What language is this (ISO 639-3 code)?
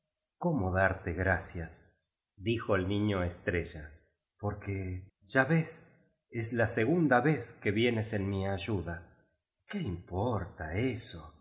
spa